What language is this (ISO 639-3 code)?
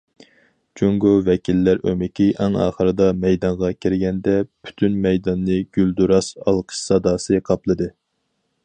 uig